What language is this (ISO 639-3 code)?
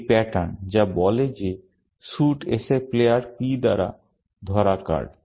ben